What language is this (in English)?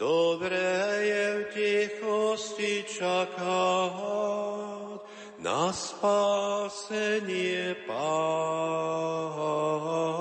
Slovak